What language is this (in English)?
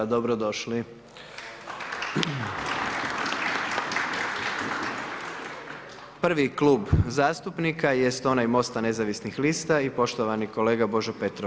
Croatian